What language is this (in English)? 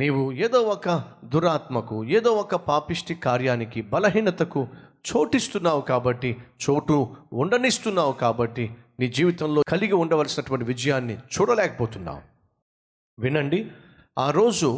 Telugu